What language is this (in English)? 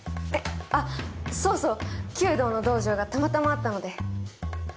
Japanese